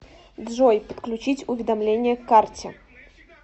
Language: Russian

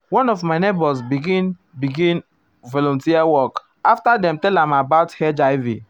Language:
Nigerian Pidgin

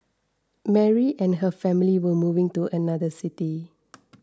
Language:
English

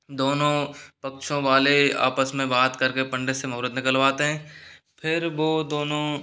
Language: Hindi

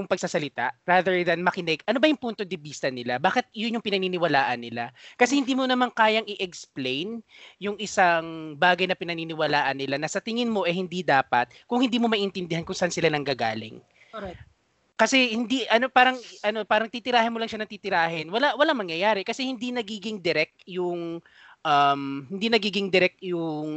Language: Filipino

